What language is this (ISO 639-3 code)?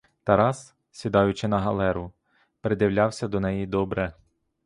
ukr